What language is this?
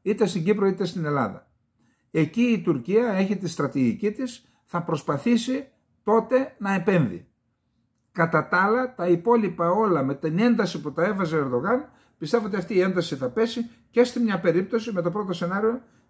Greek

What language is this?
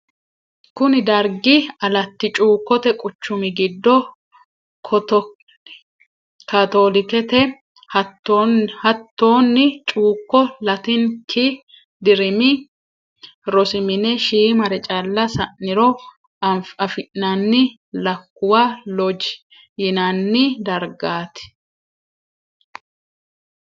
Sidamo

